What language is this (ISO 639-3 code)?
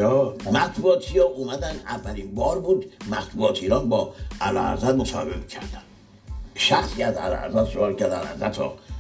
fas